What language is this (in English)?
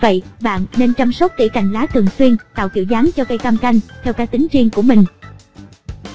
Vietnamese